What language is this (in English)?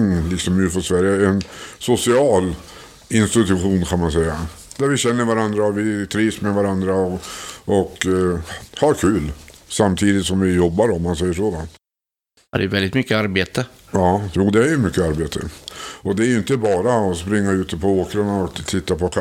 Swedish